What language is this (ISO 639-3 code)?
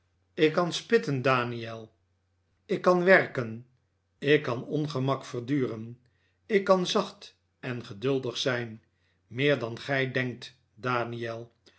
nld